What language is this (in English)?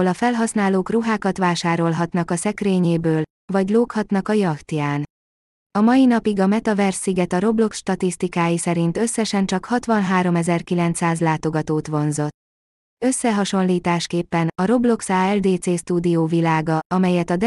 Hungarian